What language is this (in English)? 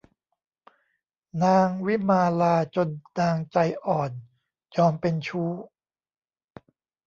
Thai